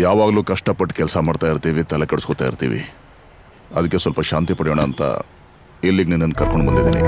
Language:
Kannada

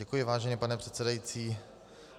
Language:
Czech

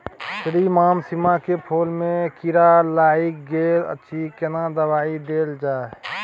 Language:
Maithili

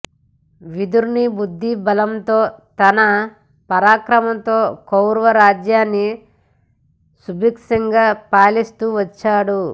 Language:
Telugu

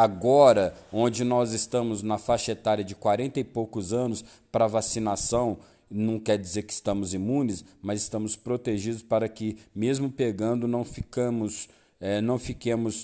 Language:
Portuguese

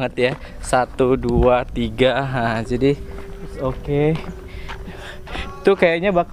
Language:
Indonesian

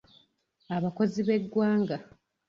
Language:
Ganda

